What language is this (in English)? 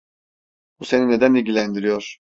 Turkish